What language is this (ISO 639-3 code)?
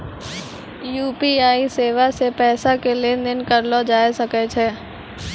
mai